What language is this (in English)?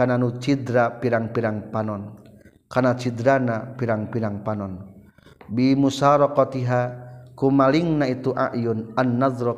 Malay